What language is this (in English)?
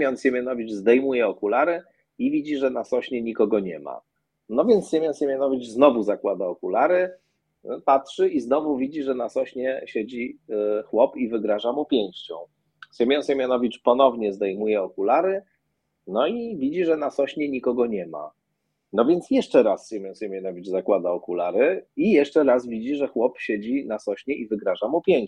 Polish